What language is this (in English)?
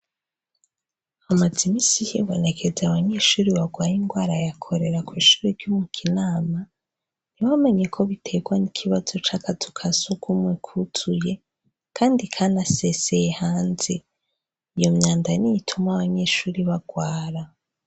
Rundi